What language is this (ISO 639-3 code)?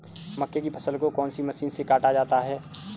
hin